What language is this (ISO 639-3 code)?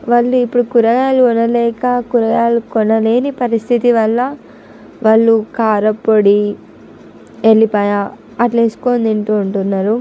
tel